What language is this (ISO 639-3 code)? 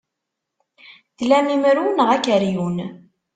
kab